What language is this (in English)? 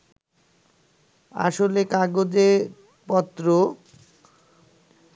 Bangla